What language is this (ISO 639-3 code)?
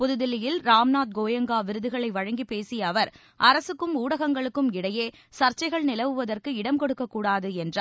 tam